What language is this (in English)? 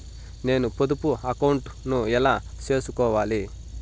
Telugu